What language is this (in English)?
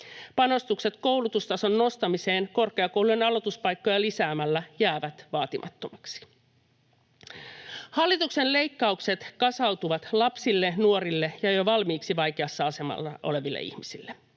Finnish